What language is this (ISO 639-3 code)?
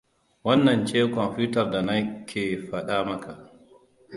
hau